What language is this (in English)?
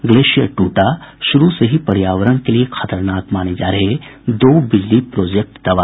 Hindi